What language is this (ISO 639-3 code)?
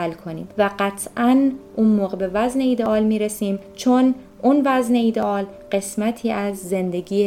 fas